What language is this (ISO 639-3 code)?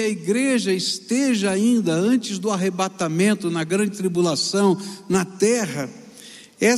por